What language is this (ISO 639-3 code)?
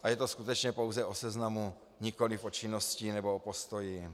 ces